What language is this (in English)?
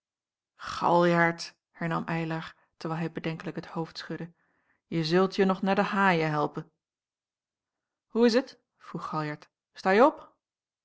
Dutch